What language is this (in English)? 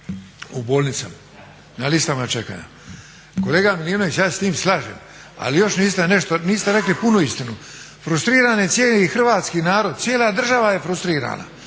Croatian